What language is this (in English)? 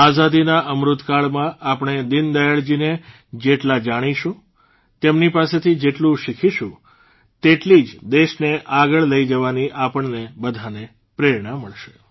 Gujarati